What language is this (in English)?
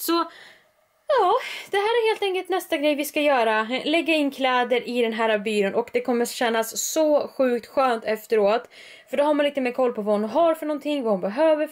Swedish